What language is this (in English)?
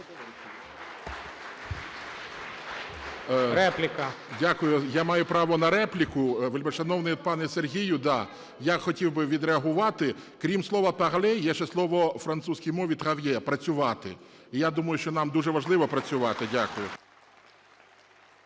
Ukrainian